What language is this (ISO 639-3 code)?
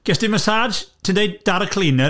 cym